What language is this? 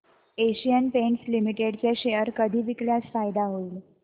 Marathi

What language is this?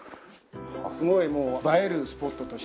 Japanese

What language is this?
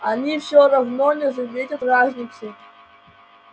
Russian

